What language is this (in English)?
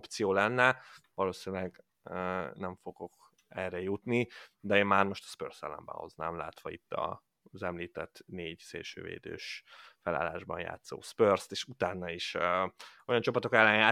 Hungarian